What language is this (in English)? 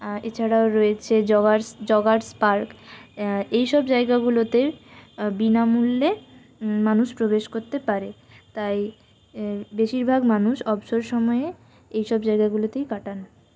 Bangla